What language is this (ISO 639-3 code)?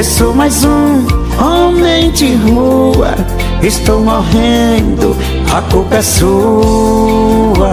por